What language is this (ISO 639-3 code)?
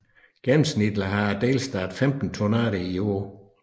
dan